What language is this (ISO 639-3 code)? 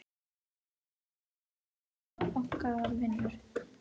isl